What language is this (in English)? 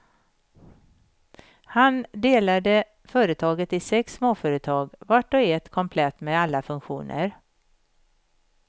Swedish